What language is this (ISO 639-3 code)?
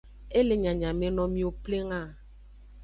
ajg